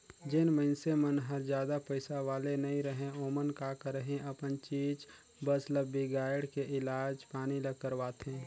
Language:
Chhattisgarhi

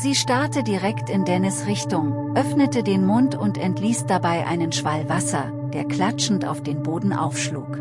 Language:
German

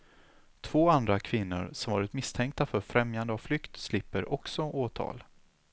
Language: Swedish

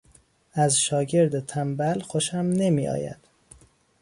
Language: Persian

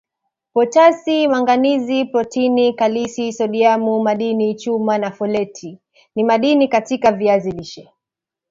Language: Swahili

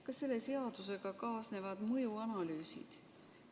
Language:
Estonian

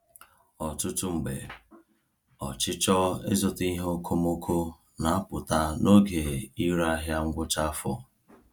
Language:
Igbo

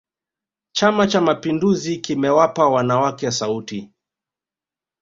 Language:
Swahili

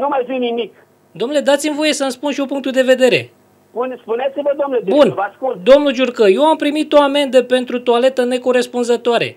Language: Romanian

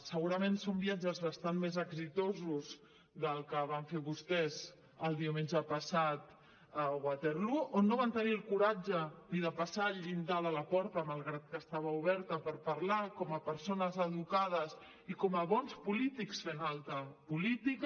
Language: Catalan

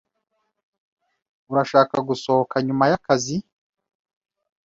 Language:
Kinyarwanda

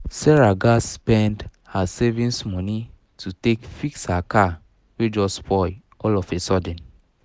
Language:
Nigerian Pidgin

